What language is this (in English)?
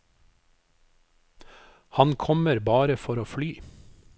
Norwegian